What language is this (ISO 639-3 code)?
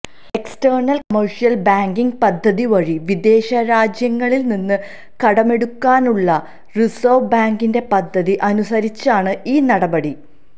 mal